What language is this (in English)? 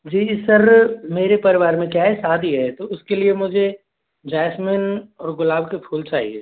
Hindi